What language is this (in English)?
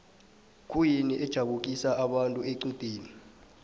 South Ndebele